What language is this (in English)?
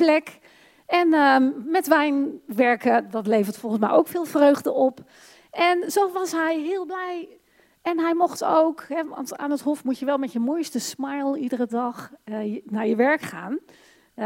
Dutch